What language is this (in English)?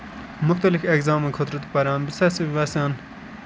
Kashmiri